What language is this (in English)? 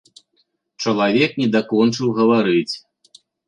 Belarusian